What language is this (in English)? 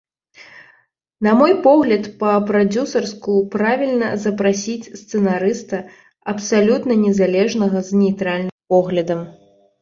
Belarusian